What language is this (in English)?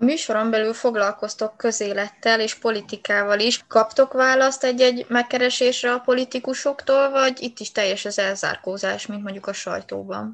Hungarian